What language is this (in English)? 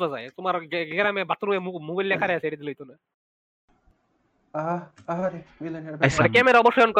Bangla